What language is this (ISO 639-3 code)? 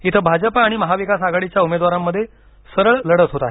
mar